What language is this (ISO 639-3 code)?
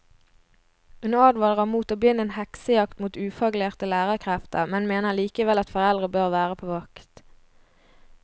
nor